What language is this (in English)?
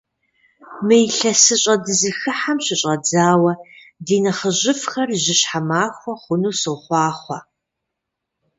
Kabardian